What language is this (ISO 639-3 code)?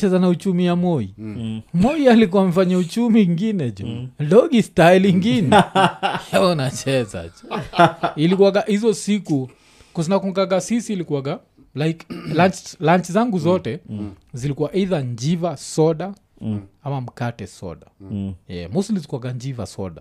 swa